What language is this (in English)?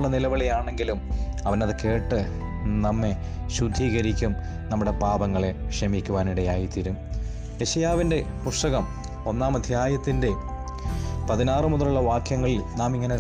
Malayalam